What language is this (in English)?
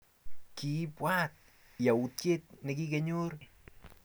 Kalenjin